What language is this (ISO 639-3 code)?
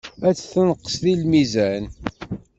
kab